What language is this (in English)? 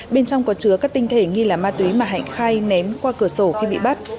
Vietnamese